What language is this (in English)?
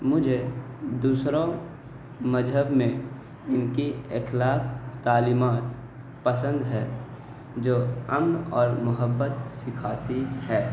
Urdu